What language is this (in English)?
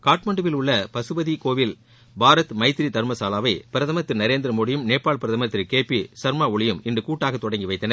Tamil